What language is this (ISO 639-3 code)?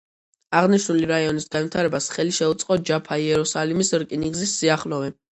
kat